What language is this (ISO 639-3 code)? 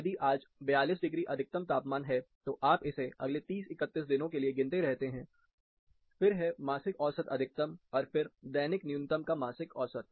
hin